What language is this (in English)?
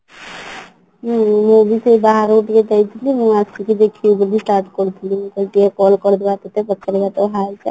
Odia